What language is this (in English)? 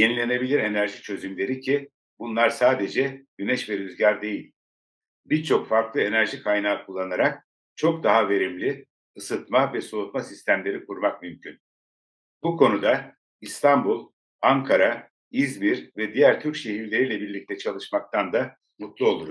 Turkish